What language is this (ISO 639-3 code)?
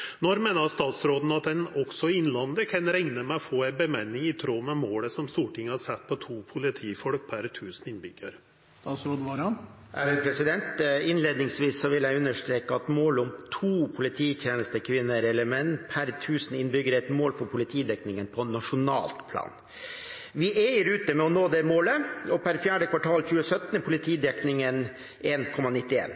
nor